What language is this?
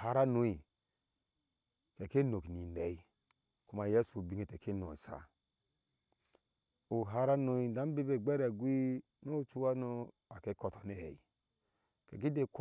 Ashe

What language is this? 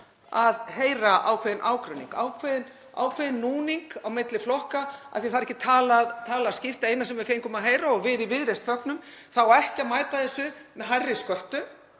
Icelandic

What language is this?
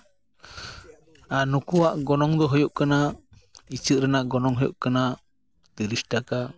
Santali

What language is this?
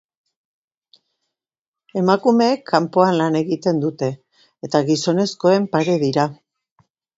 Basque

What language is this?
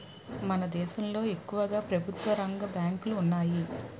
Telugu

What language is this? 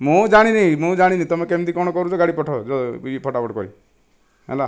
Odia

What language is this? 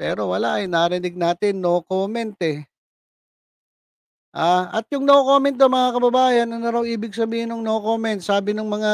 Filipino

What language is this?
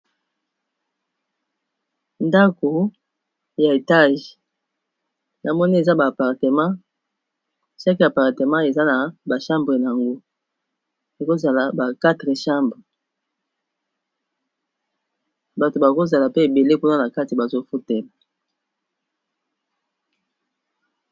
Lingala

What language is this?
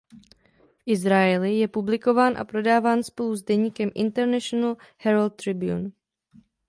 Czech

